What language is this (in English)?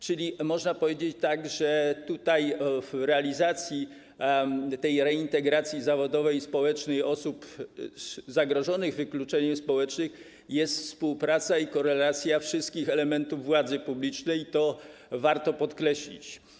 Polish